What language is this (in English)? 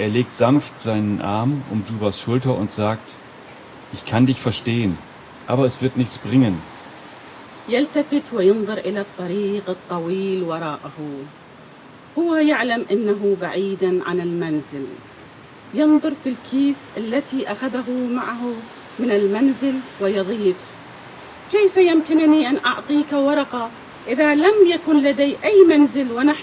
German